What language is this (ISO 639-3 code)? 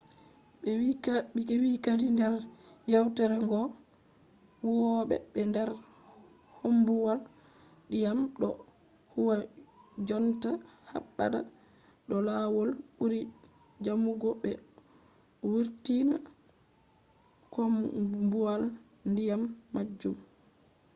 ful